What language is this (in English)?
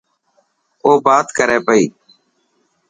Dhatki